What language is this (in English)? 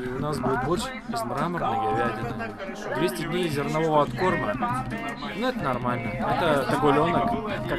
Russian